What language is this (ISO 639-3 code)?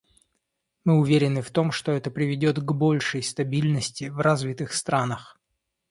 rus